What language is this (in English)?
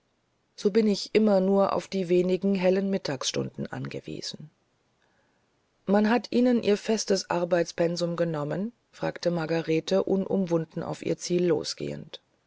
German